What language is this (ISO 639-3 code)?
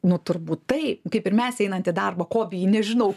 lit